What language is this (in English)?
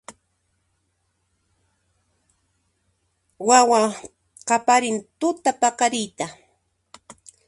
Puno Quechua